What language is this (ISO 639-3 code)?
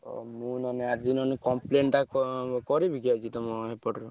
ori